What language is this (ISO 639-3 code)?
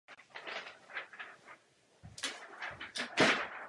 ces